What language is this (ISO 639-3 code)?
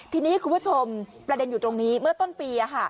tha